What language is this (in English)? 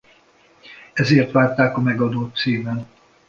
Hungarian